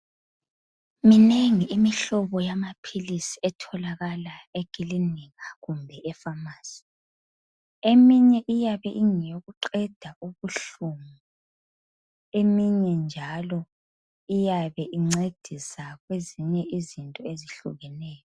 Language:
North Ndebele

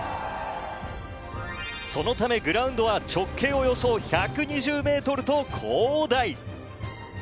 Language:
Japanese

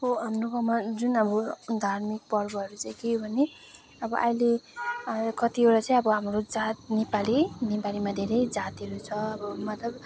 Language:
Nepali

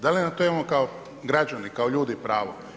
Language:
Croatian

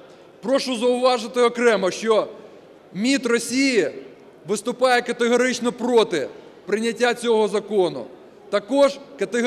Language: Ukrainian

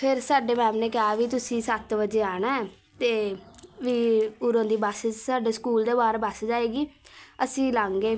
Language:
Punjabi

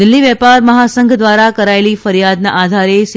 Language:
Gujarati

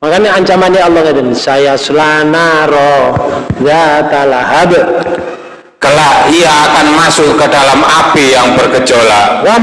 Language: Indonesian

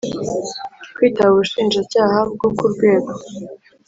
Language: Kinyarwanda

